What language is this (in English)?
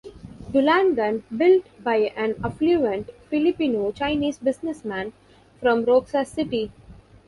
English